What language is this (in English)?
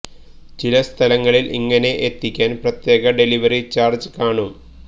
Malayalam